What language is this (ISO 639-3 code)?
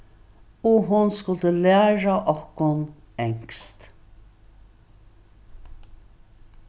fao